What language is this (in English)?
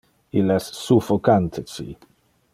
Interlingua